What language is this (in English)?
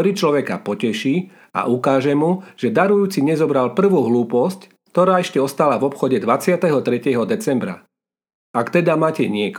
Slovak